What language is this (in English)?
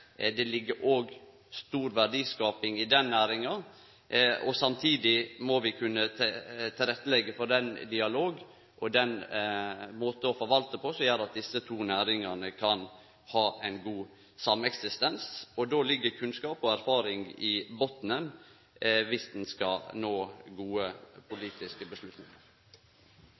Norwegian Nynorsk